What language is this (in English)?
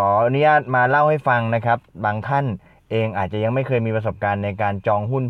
Thai